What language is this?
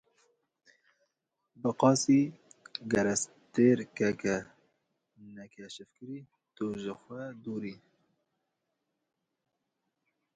Kurdish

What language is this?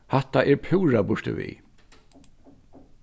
Faroese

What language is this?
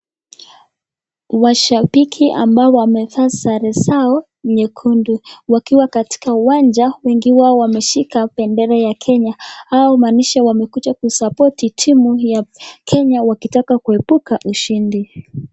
Swahili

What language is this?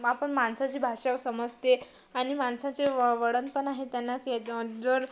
Marathi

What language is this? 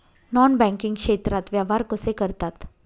Marathi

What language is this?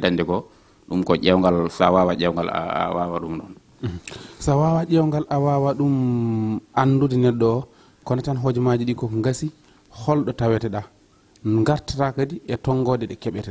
Indonesian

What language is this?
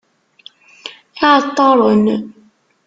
Kabyle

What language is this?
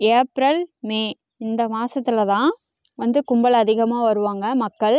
Tamil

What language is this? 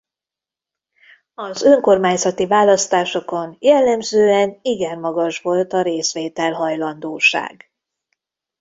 Hungarian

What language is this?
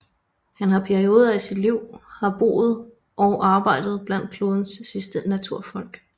Danish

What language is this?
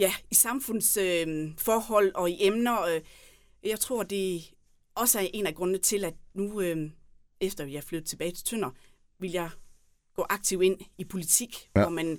Danish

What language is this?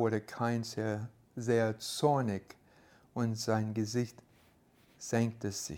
German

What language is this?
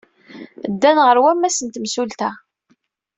Kabyle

